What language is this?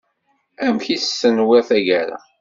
Kabyle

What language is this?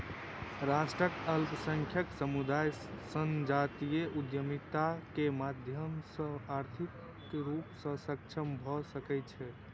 Maithili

